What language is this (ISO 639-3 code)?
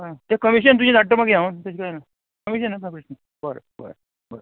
kok